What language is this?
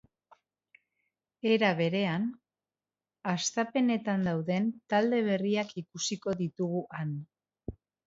Basque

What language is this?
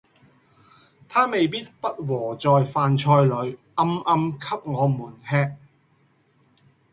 Cantonese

